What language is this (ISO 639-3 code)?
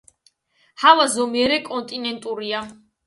kat